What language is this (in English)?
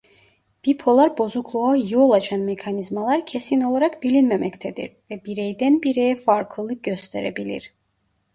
Turkish